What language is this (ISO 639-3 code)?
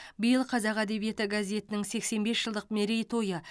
kaz